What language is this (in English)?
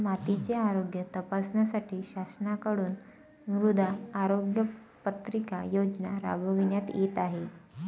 Marathi